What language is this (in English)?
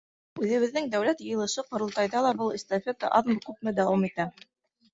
Bashkir